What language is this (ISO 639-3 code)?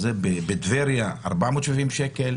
heb